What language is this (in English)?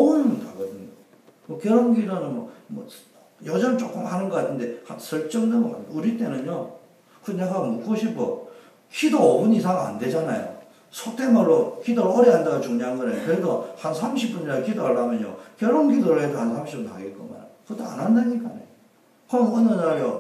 Korean